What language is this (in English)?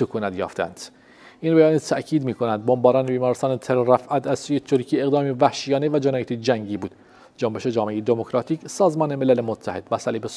Persian